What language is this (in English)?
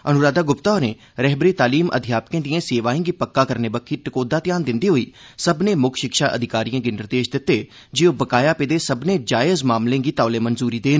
Dogri